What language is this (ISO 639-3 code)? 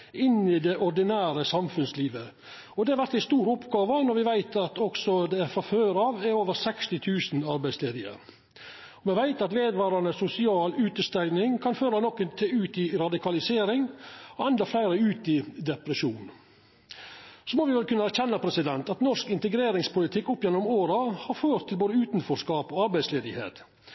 nno